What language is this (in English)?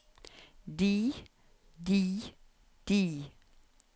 Norwegian